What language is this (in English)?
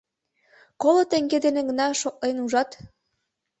Mari